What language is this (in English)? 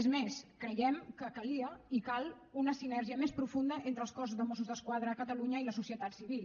Catalan